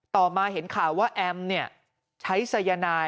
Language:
Thai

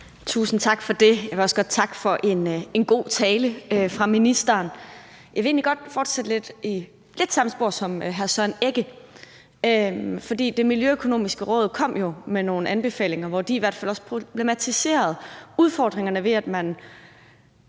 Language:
Danish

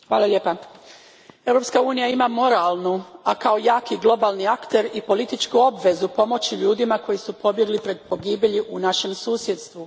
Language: Croatian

